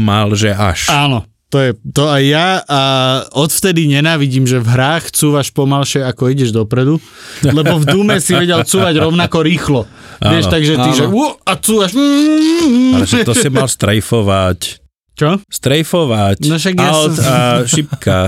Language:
Slovak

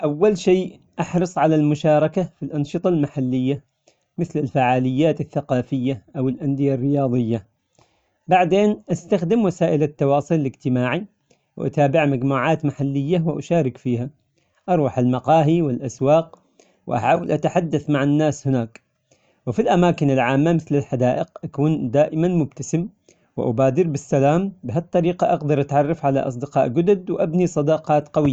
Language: Omani Arabic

